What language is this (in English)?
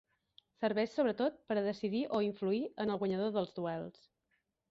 Catalan